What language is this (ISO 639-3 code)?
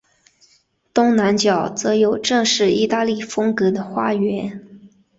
zho